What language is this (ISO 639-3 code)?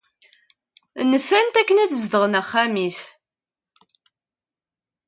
kab